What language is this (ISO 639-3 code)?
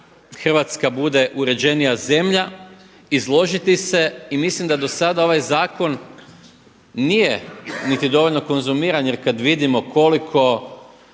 hrv